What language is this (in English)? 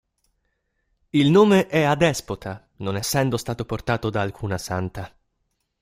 Italian